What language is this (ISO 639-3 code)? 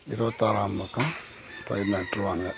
tam